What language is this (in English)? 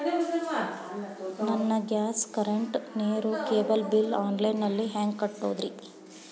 Kannada